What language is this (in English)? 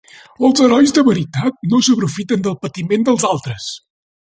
Catalan